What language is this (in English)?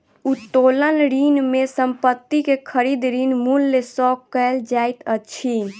Maithili